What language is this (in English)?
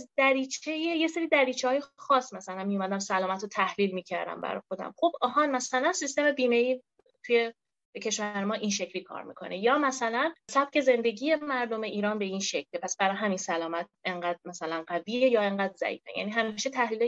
Persian